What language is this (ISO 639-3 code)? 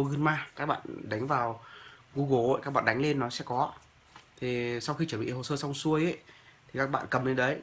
vie